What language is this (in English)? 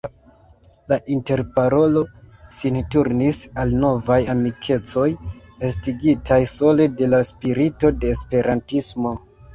Esperanto